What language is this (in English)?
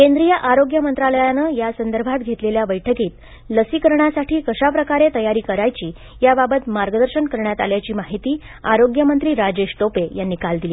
Marathi